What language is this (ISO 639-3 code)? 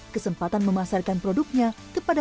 ind